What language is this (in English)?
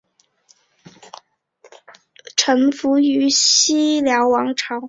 Chinese